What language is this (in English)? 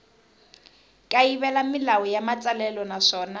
Tsonga